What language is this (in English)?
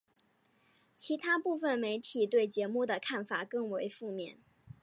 Chinese